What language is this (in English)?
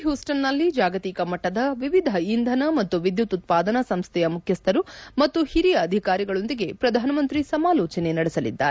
Kannada